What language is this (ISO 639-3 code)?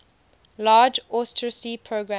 eng